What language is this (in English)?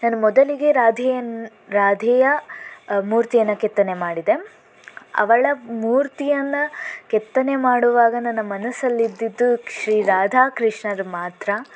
Kannada